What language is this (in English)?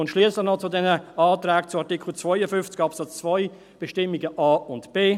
Swiss German